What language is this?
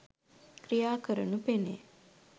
Sinhala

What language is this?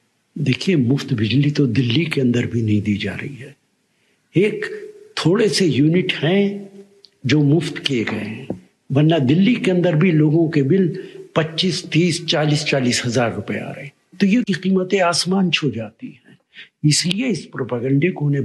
Hindi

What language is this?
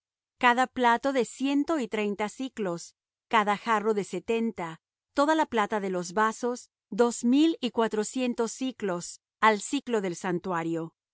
Spanish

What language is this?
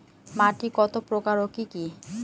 Bangla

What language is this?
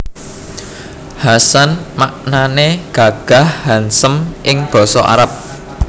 Javanese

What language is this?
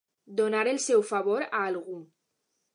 Catalan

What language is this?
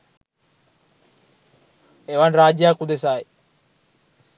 Sinhala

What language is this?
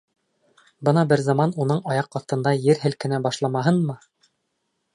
Bashkir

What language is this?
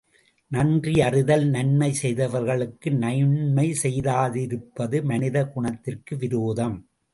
Tamil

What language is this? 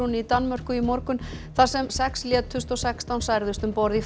Icelandic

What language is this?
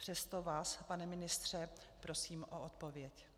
Czech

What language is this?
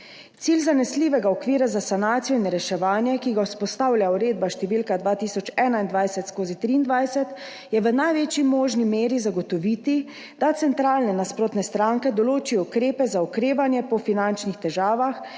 Slovenian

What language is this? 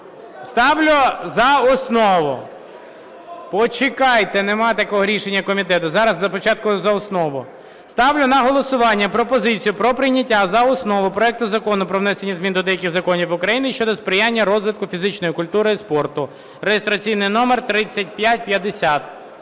Ukrainian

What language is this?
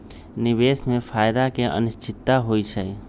Magahi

